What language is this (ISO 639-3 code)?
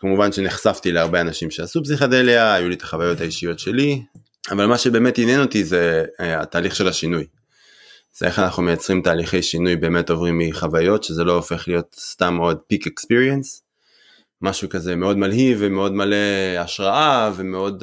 heb